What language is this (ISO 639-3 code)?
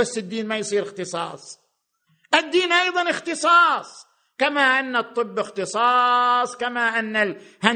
ara